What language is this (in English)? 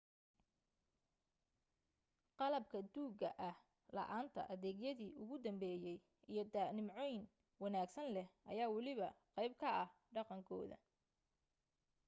Somali